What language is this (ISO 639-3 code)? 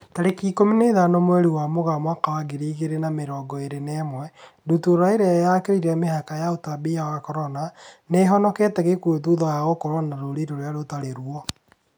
kik